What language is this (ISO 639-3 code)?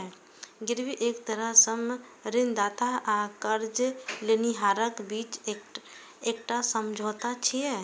mai